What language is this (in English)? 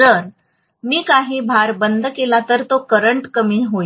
Marathi